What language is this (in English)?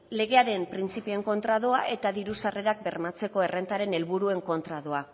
Basque